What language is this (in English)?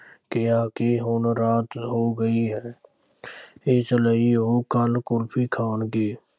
Punjabi